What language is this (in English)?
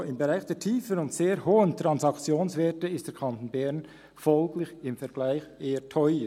Swiss German